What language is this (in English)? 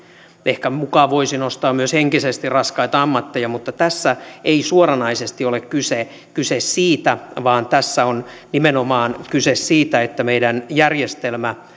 Finnish